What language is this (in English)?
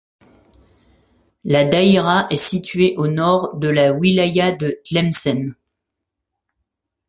French